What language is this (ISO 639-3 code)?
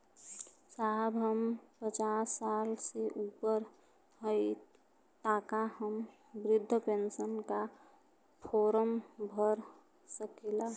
bho